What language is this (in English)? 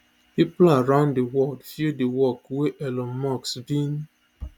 Nigerian Pidgin